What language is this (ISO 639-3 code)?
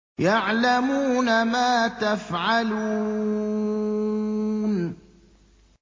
ara